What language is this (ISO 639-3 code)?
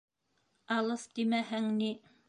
bak